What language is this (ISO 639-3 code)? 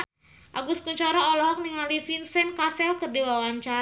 sun